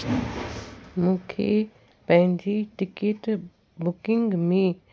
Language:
Sindhi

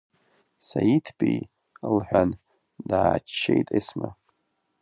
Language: Abkhazian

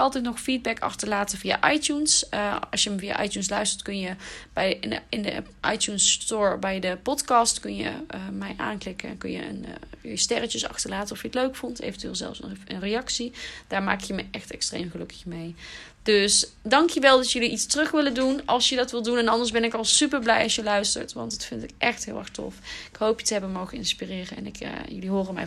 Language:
Dutch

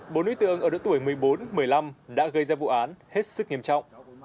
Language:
Vietnamese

